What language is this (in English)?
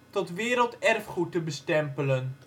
Dutch